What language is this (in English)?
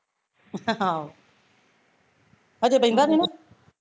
Punjabi